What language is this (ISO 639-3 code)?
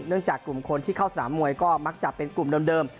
tha